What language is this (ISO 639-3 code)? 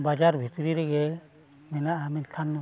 sat